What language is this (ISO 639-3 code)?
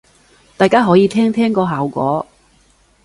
yue